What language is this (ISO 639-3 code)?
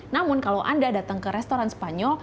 ind